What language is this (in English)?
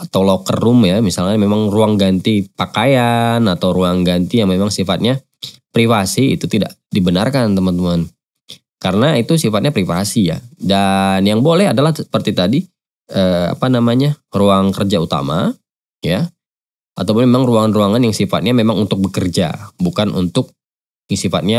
Indonesian